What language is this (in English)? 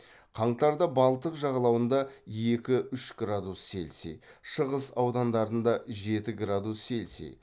Kazakh